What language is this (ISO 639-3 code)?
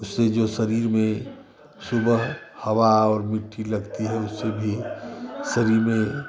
hin